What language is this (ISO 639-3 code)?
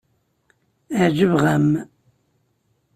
kab